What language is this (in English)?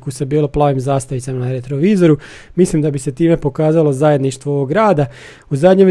Croatian